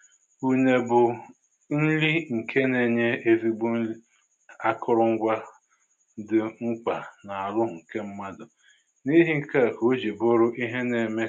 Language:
Igbo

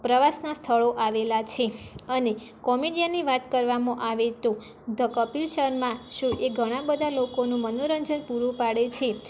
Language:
Gujarati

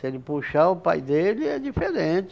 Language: Portuguese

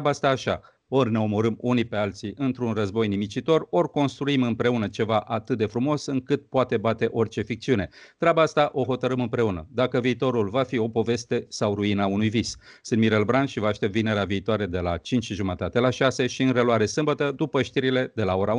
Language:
Romanian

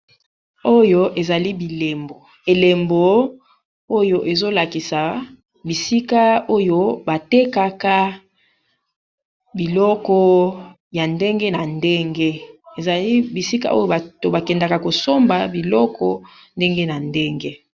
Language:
Lingala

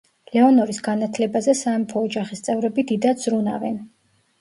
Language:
Georgian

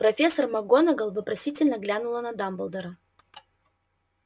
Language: Russian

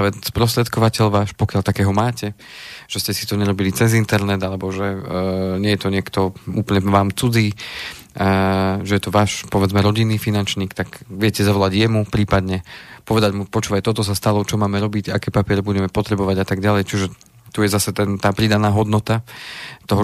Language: Slovak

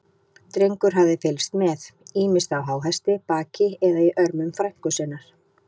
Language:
Icelandic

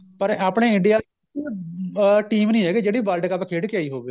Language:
Punjabi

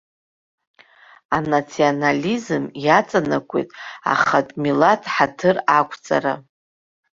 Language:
Abkhazian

